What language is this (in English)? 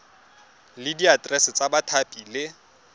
Tswana